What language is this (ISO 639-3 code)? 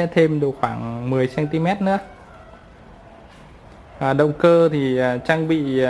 vie